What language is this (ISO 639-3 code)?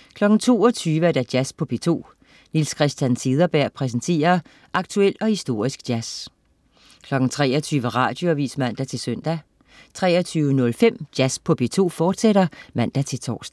dan